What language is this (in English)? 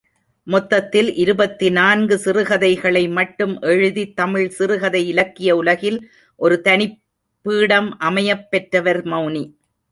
Tamil